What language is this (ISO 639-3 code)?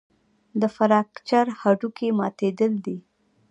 pus